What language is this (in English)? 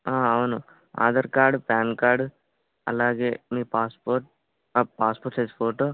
Telugu